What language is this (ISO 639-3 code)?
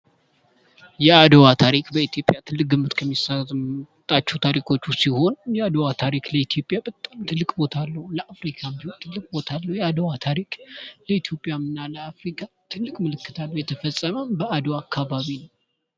amh